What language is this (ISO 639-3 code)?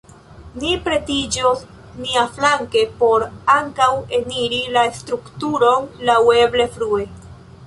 epo